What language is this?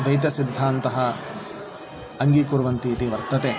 Sanskrit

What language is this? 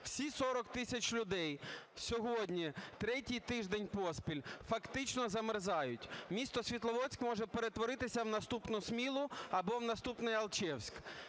Ukrainian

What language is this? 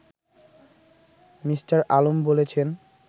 Bangla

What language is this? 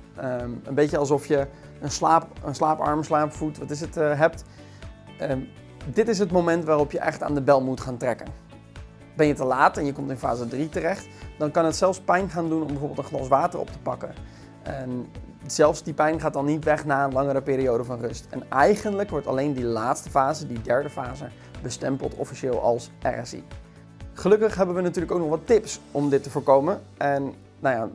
Dutch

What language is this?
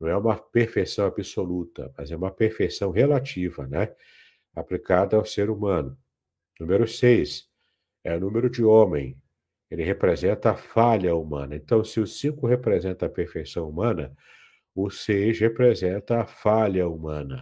Portuguese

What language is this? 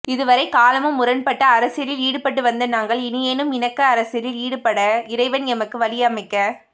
Tamil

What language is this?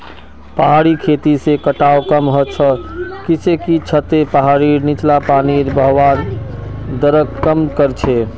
Magahi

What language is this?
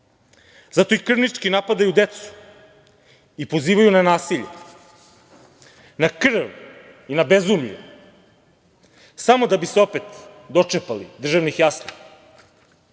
Serbian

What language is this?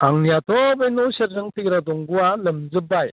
Bodo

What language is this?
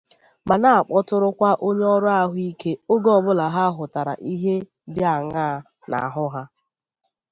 Igbo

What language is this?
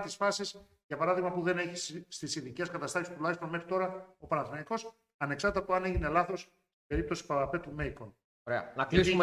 Greek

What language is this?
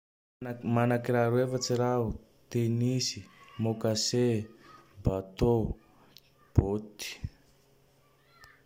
Tandroy-Mahafaly Malagasy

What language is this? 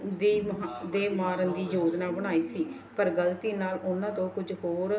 Punjabi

